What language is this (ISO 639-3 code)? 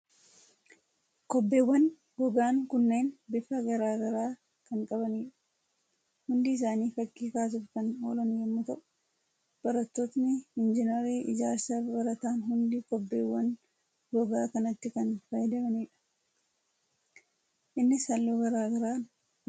orm